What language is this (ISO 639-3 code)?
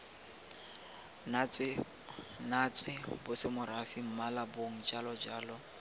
tsn